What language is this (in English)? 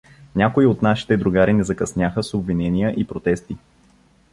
Bulgarian